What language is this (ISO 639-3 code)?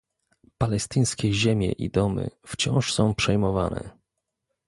pol